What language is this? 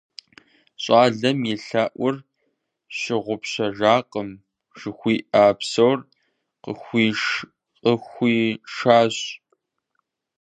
Kabardian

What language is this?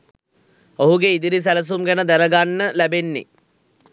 Sinhala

